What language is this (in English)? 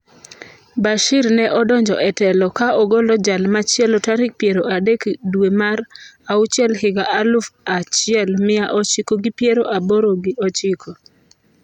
Luo (Kenya and Tanzania)